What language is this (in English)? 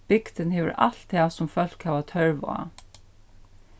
Faroese